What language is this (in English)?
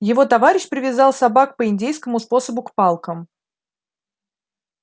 Russian